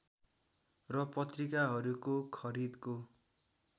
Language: Nepali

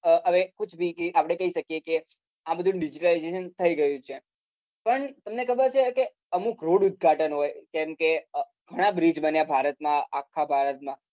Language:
Gujarati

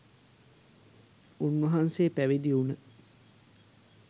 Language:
Sinhala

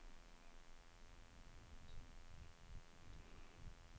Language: Norwegian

